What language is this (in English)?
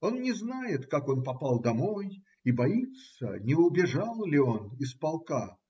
Russian